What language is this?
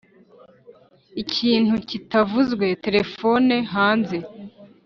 Kinyarwanda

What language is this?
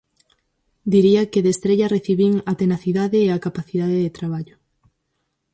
Galician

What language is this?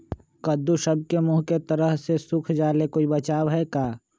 Magahi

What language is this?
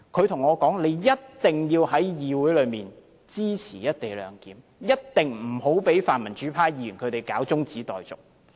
Cantonese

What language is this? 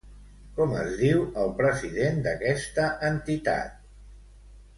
Catalan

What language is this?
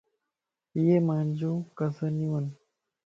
Lasi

